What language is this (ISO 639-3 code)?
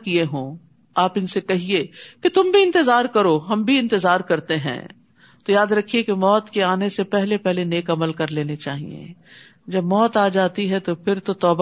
urd